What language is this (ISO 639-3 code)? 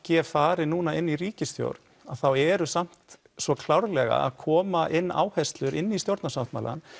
isl